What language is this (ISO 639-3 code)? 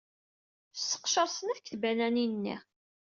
kab